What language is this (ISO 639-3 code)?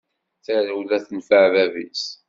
kab